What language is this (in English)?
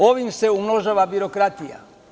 Serbian